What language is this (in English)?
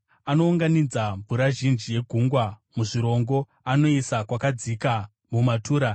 Shona